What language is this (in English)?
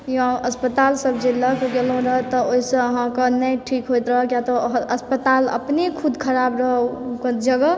Maithili